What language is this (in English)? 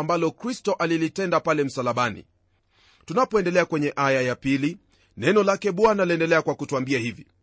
Swahili